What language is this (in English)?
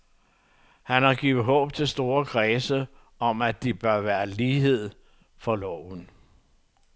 Danish